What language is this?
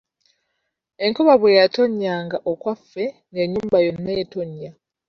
Ganda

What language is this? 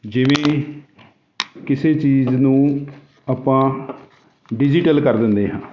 Punjabi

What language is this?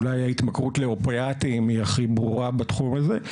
Hebrew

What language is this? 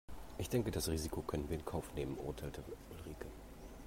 German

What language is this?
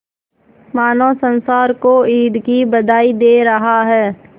Hindi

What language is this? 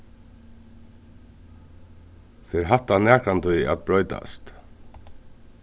Faroese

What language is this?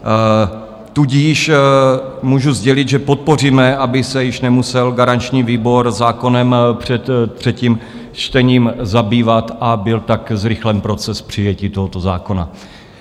Czech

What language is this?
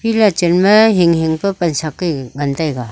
Wancho Naga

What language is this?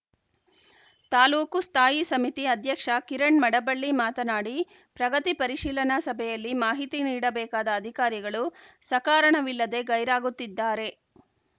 Kannada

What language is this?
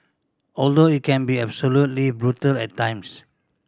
English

